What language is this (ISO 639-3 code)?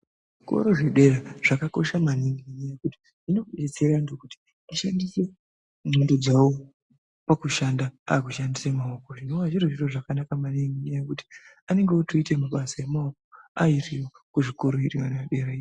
ndc